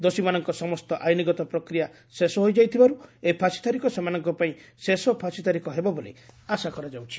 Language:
Odia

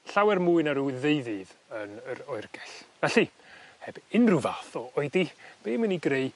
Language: Welsh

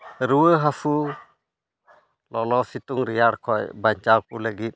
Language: Santali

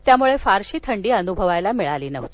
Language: Marathi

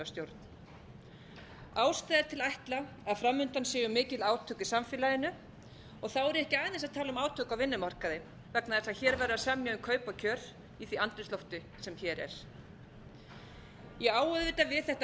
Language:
Icelandic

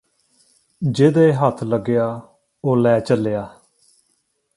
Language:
Punjabi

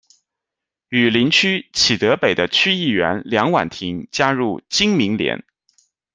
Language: Chinese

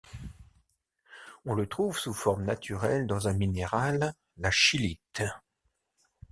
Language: French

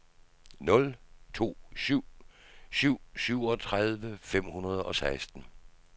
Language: Danish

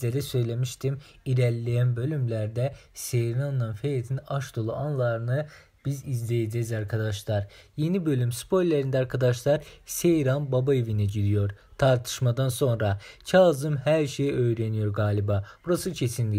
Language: Turkish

